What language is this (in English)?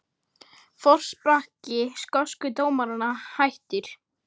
Icelandic